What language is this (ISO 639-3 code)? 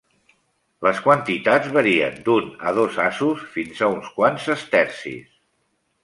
cat